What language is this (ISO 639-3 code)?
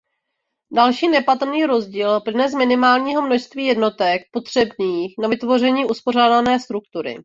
ces